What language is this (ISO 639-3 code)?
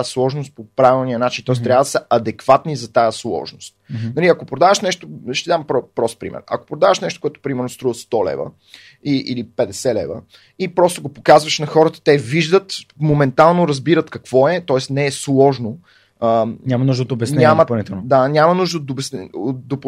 bul